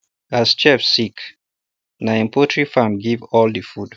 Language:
Nigerian Pidgin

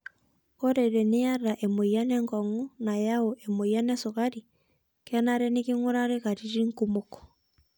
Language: Masai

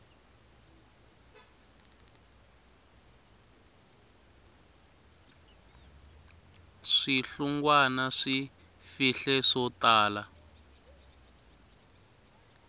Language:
Tsonga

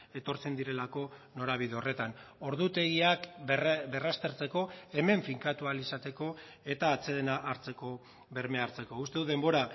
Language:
Basque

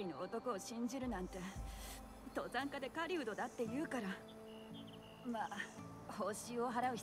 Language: Japanese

